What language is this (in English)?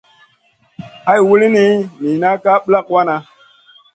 Masana